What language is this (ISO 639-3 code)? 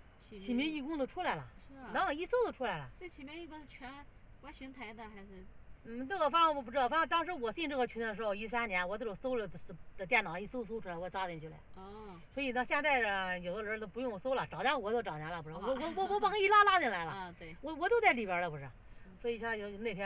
zho